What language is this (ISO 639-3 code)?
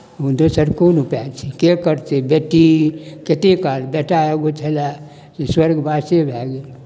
mai